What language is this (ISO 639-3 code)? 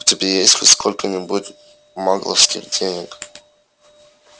rus